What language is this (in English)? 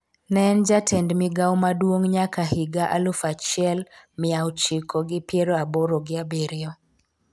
Luo (Kenya and Tanzania)